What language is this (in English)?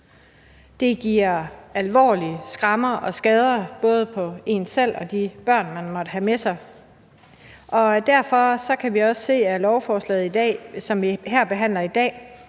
Danish